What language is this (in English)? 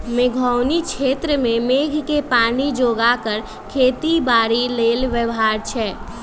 Magahi